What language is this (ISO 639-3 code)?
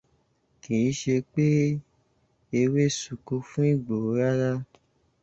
yor